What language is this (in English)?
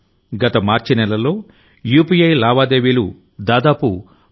Telugu